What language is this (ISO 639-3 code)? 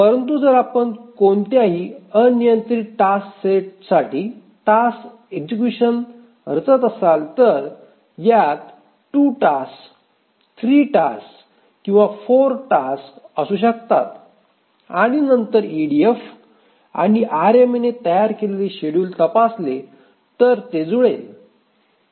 mar